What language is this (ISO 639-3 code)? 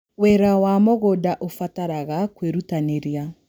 kik